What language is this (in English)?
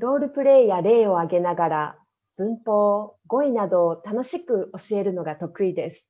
Japanese